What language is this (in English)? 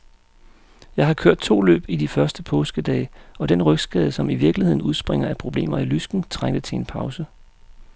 Danish